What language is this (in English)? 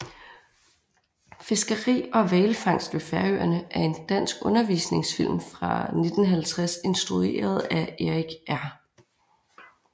Danish